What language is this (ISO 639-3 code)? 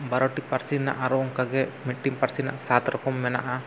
sat